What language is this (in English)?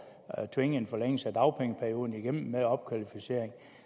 Danish